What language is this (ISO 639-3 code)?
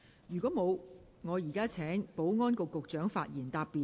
yue